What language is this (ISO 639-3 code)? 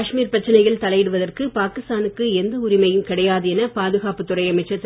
tam